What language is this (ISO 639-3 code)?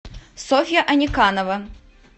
rus